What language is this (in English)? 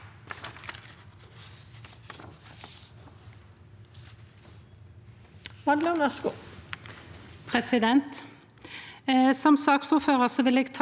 Norwegian